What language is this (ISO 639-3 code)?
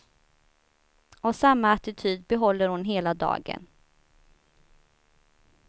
swe